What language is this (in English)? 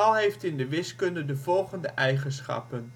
Dutch